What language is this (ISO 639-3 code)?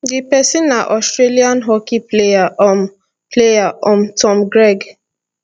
pcm